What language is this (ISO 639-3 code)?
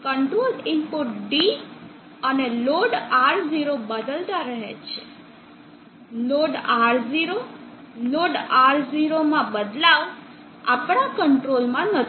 guj